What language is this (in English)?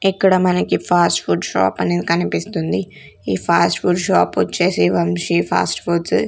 Telugu